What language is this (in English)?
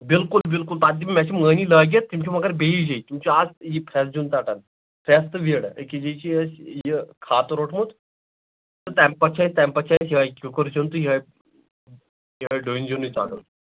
Kashmiri